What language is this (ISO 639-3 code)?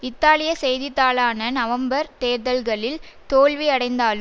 tam